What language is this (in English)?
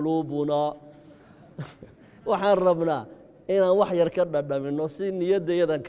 Arabic